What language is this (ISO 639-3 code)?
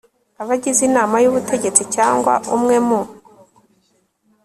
kin